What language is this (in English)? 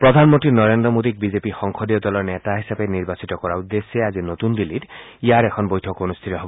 Assamese